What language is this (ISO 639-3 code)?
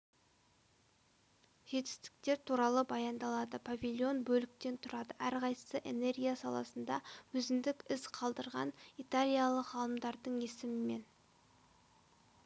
kaz